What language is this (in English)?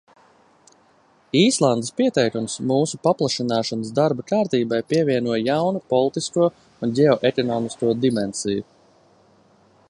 Latvian